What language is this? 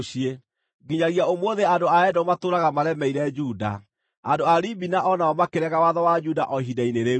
Kikuyu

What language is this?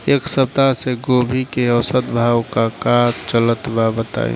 Bhojpuri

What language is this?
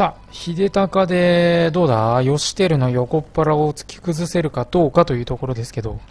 Japanese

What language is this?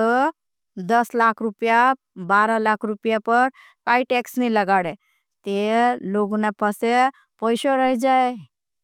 Bhili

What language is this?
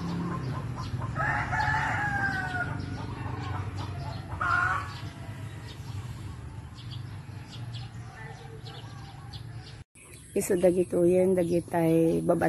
Filipino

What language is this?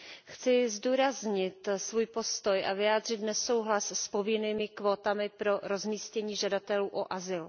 Czech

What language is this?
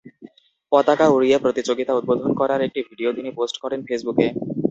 Bangla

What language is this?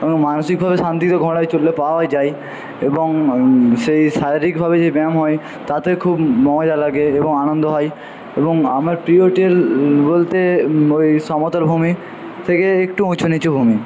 Bangla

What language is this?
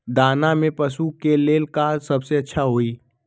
Magahi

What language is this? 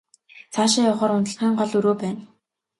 Mongolian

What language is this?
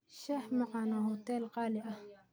Somali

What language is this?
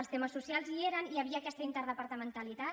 Catalan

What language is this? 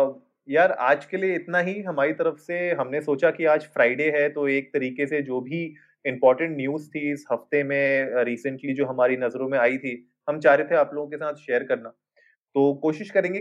Hindi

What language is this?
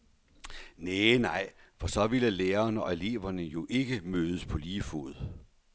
Danish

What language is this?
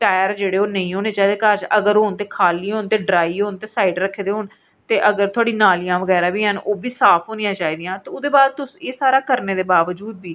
Dogri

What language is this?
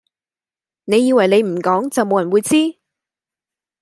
Cantonese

